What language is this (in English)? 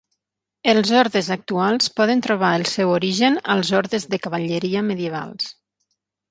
Catalan